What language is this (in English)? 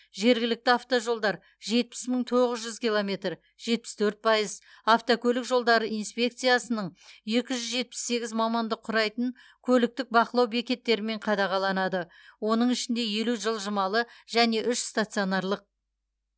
Kazakh